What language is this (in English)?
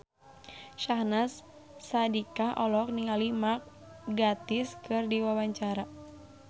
Sundanese